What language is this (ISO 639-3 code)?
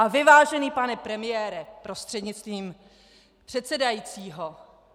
ces